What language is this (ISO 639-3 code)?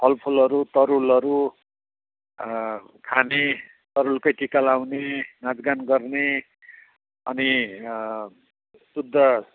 nep